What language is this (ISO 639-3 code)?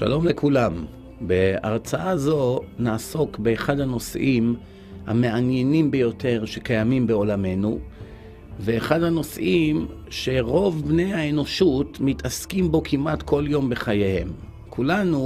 heb